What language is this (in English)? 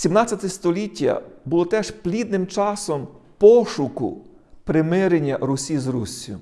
Ukrainian